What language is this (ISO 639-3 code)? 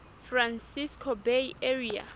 sot